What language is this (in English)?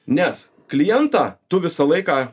Lithuanian